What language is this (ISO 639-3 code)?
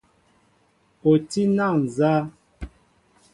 mbo